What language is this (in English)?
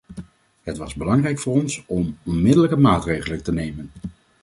Dutch